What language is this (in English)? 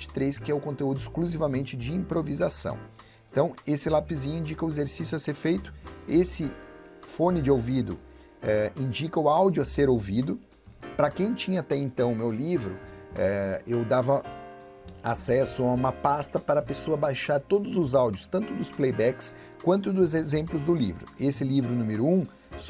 Portuguese